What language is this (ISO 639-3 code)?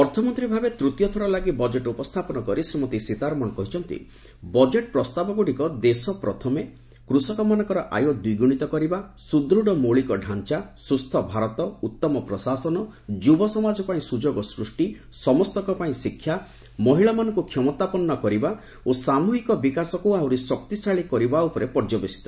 ori